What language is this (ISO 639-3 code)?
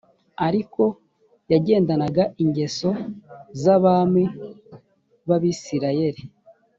kin